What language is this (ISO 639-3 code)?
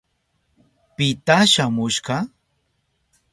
qup